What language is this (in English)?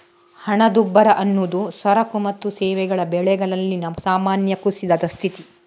Kannada